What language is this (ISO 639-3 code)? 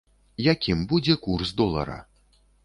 bel